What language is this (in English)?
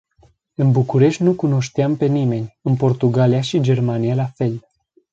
Romanian